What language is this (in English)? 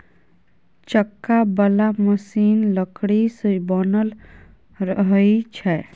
Maithili